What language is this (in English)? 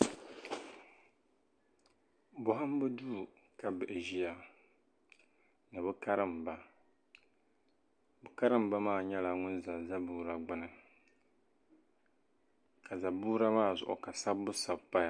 Dagbani